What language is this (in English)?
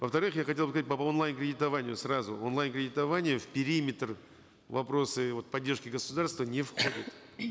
Kazakh